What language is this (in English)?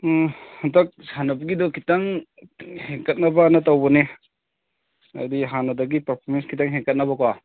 Manipuri